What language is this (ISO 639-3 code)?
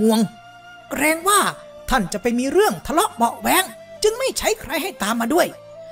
tha